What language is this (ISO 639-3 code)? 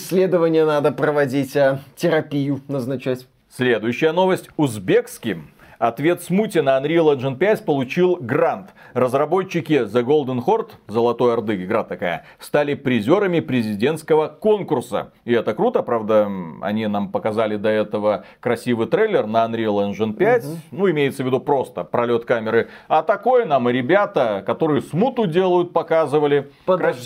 rus